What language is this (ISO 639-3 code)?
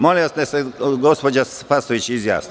srp